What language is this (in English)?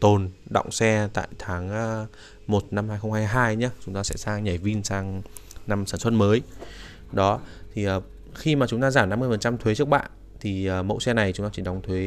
Vietnamese